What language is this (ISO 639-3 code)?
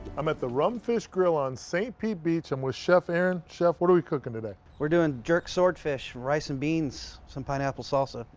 eng